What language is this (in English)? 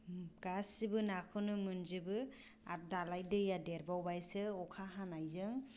Bodo